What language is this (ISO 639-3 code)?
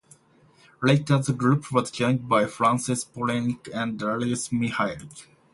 eng